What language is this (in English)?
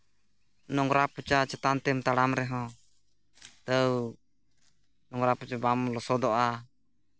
Santali